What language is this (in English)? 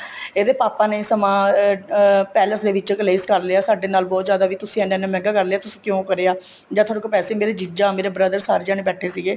Punjabi